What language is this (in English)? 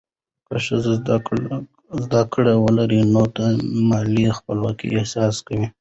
Pashto